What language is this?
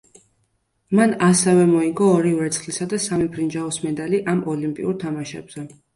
Georgian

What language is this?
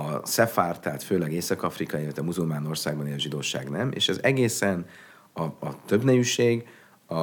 Hungarian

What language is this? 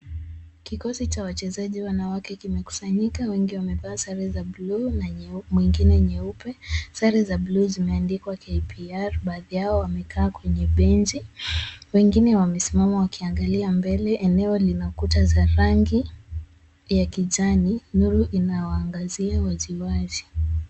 Swahili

